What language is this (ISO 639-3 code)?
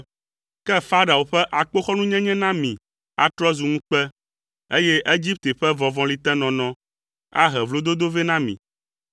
ewe